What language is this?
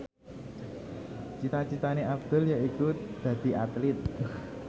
Javanese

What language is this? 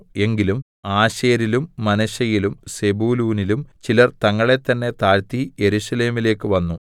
Malayalam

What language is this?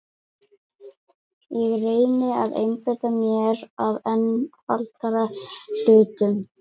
Icelandic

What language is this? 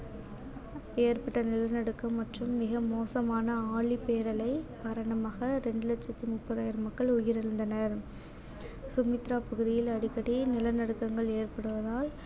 Tamil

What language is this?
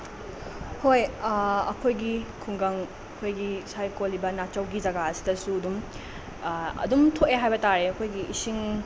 Manipuri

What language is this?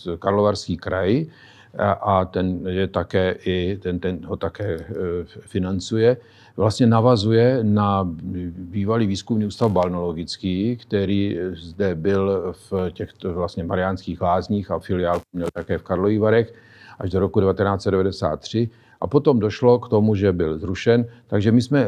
Czech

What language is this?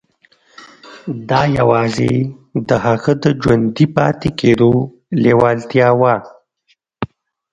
Pashto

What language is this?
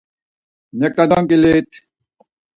Laz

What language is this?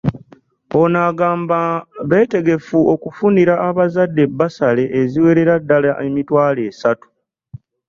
Ganda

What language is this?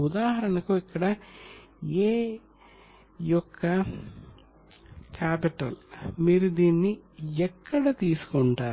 Telugu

